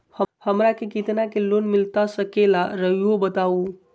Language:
Magahi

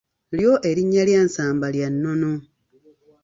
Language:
Ganda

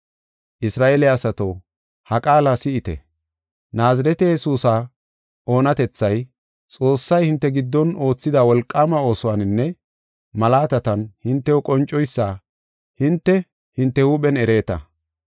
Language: Gofa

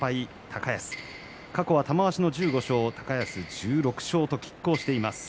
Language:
Japanese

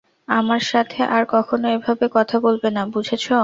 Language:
Bangla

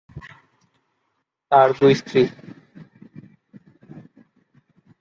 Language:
Bangla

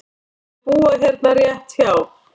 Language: Icelandic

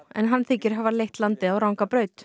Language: Icelandic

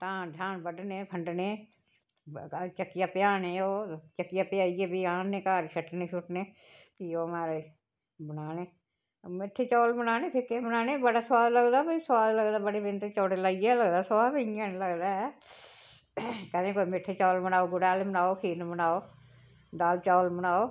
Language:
Dogri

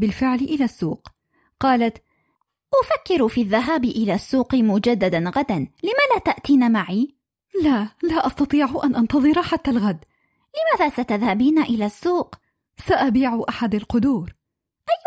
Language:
Arabic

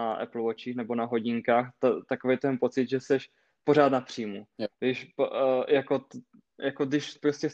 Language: Czech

